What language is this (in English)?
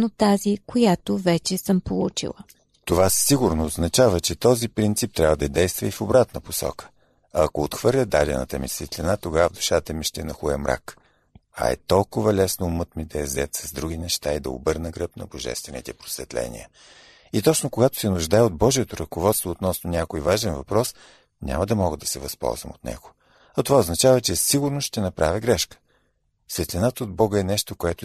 Bulgarian